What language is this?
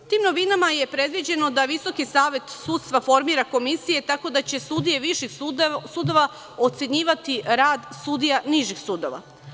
Serbian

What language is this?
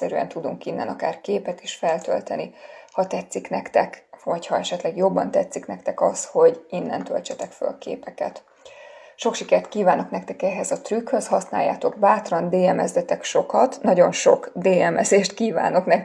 Hungarian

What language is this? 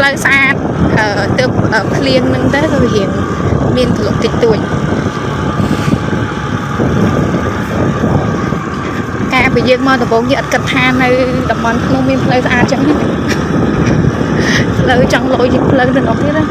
Vietnamese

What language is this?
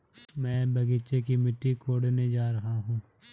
Hindi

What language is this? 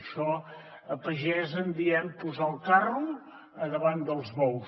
Catalan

